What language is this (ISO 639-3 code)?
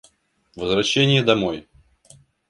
rus